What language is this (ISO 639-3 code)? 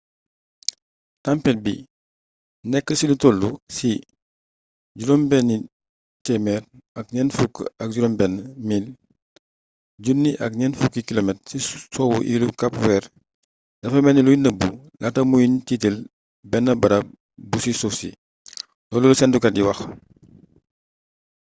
wol